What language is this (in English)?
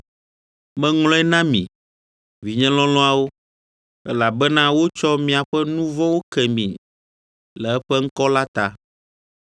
Ewe